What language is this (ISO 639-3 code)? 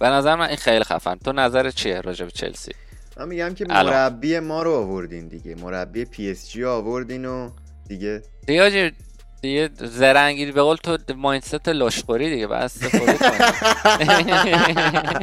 fas